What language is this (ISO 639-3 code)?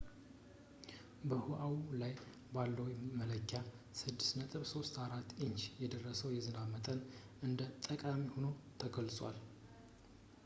amh